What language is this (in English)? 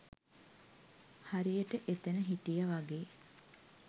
Sinhala